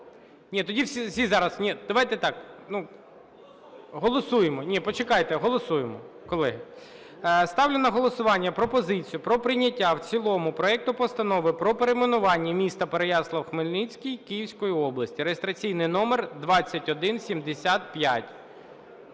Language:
Ukrainian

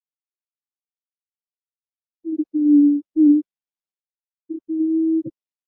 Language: Chinese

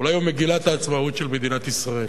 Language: Hebrew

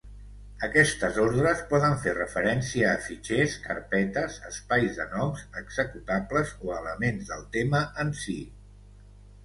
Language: Catalan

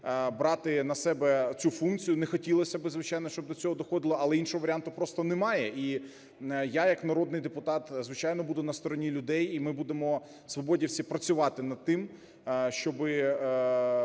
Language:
Ukrainian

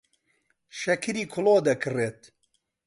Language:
Central Kurdish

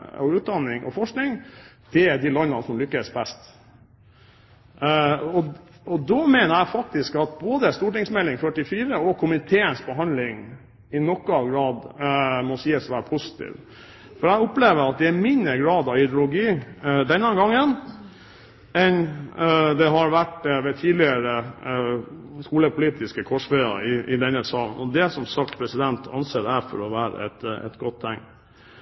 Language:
Norwegian Bokmål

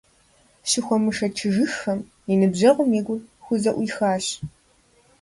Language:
Kabardian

